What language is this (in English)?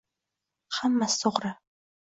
Uzbek